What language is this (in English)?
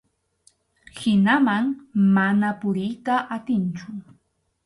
Arequipa-La Unión Quechua